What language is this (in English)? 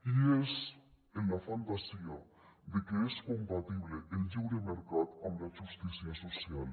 Catalan